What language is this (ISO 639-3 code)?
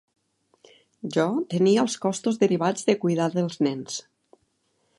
cat